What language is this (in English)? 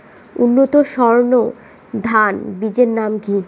Bangla